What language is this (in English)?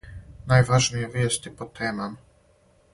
Serbian